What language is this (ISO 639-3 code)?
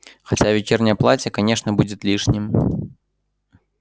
rus